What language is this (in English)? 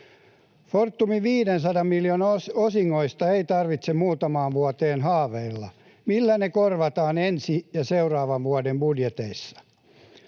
Finnish